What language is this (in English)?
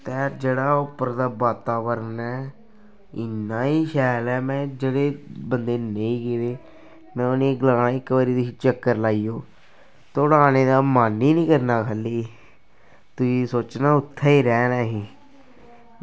Dogri